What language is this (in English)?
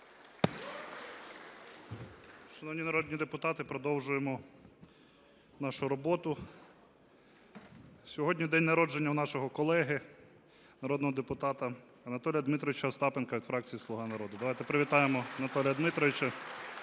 Ukrainian